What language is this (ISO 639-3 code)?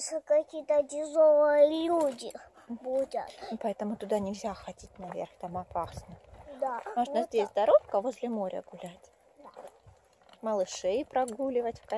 rus